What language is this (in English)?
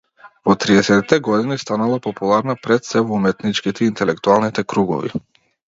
Macedonian